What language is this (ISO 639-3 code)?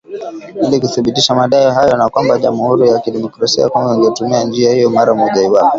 swa